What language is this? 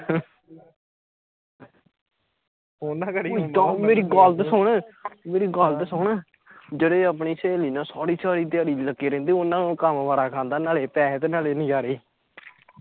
Punjabi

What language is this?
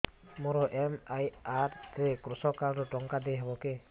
Odia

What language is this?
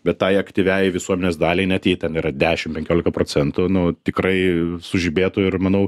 Lithuanian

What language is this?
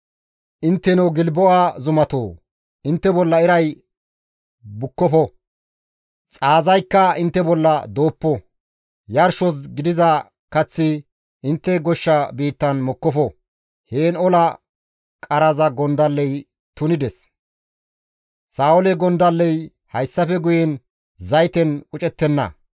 Gamo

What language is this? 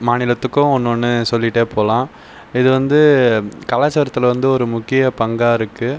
Tamil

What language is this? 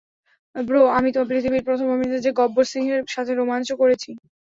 Bangla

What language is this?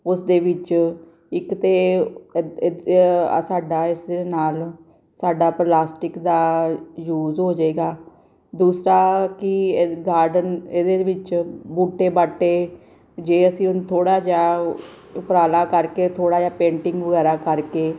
Punjabi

